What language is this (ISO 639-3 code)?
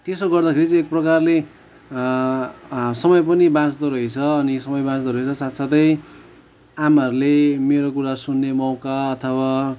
nep